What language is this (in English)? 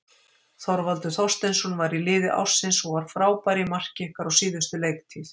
Icelandic